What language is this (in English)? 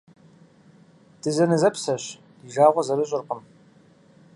Kabardian